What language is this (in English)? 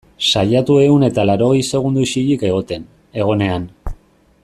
Basque